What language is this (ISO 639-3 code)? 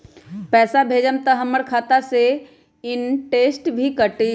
mag